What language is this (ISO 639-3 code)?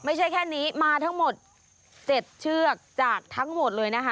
tha